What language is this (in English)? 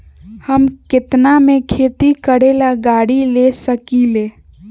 Magahi